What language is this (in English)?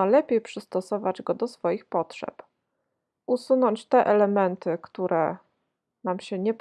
Polish